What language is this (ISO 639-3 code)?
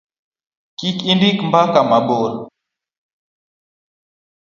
luo